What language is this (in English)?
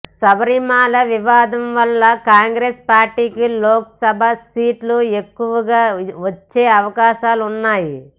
Telugu